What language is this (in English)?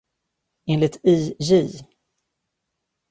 Swedish